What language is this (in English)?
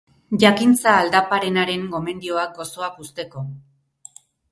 Basque